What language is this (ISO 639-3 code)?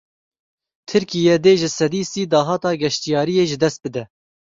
kur